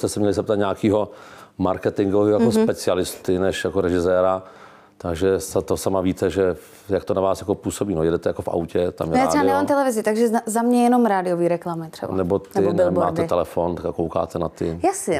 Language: Czech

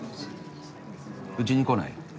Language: Japanese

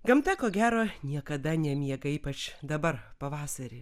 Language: Lithuanian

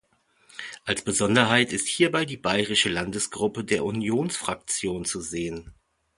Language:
German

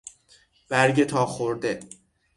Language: Persian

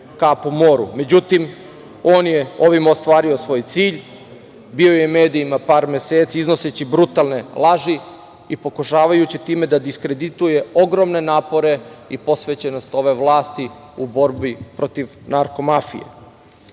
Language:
Serbian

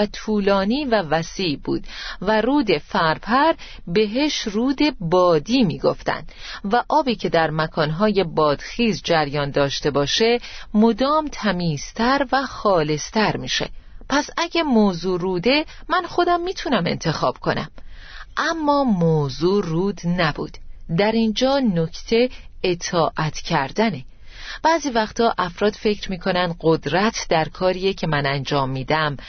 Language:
Persian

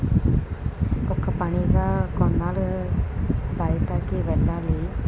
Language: Telugu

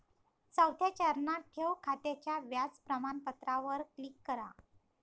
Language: Marathi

